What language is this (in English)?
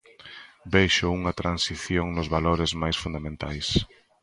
Galician